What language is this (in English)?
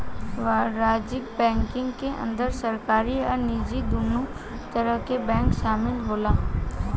Bhojpuri